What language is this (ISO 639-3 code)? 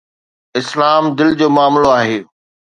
snd